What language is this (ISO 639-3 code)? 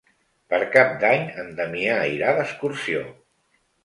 cat